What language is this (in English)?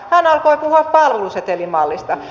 Finnish